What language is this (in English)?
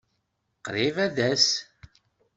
Kabyle